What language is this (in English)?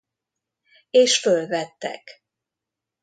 Hungarian